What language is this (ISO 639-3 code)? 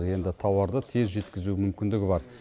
kaz